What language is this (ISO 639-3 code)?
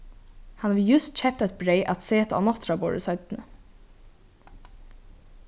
fao